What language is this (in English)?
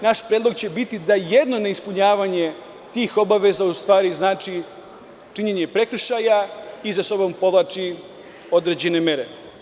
Serbian